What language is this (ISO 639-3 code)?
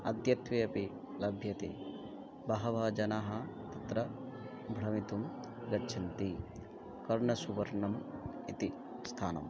san